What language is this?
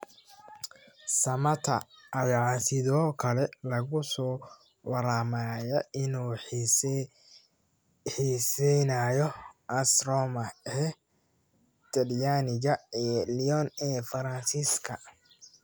Somali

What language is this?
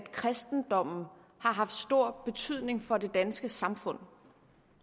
Danish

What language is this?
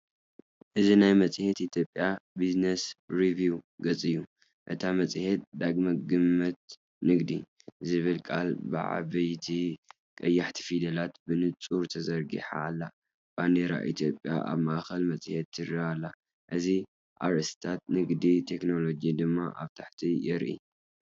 Tigrinya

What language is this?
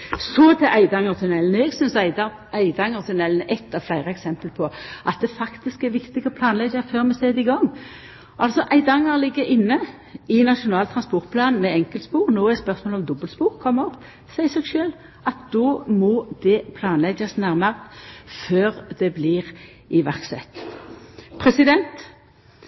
Norwegian Nynorsk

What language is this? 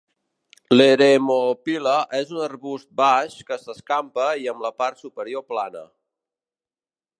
Catalan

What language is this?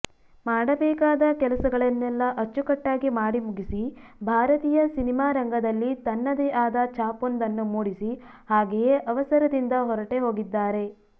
Kannada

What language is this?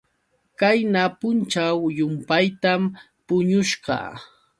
Yauyos Quechua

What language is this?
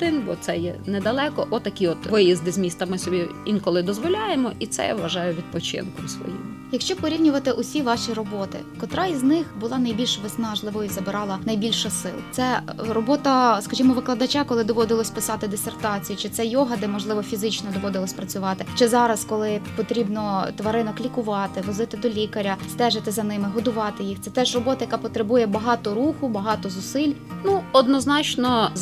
Ukrainian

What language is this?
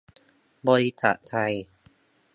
Thai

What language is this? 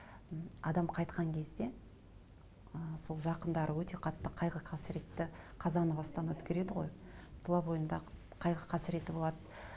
Kazakh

